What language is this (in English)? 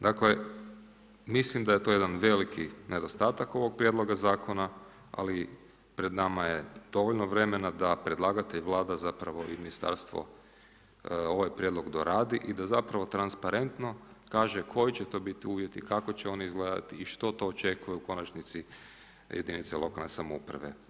Croatian